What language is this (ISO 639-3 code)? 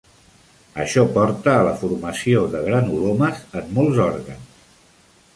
cat